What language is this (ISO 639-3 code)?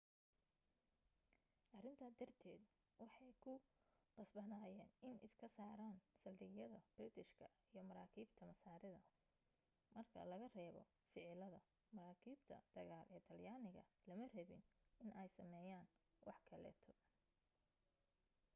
som